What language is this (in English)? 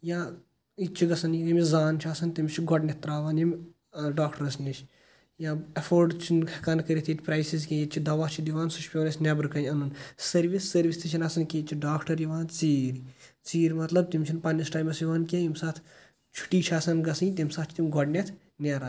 Kashmiri